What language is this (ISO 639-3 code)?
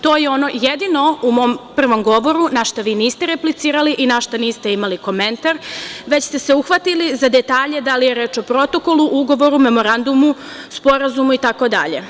srp